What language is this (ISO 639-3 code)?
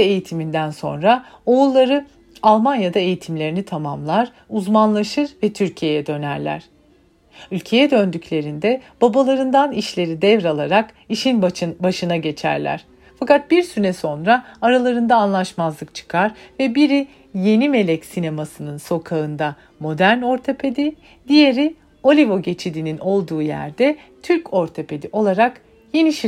tur